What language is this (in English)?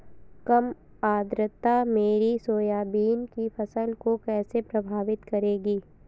Hindi